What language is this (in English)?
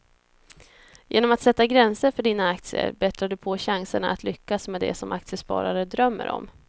Swedish